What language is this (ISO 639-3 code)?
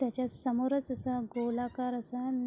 mar